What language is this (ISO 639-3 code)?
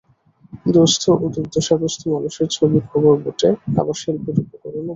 ben